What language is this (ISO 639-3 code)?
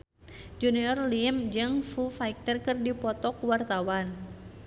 sun